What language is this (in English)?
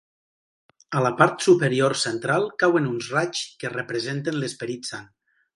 Catalan